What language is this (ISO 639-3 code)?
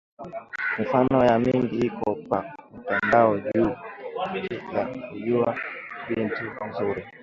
swa